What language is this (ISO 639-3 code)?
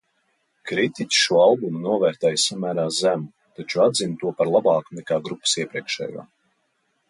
lav